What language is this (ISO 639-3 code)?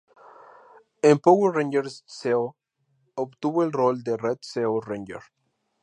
spa